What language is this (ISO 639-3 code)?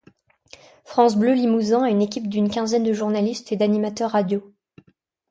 fra